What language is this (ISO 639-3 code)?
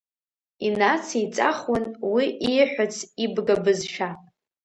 abk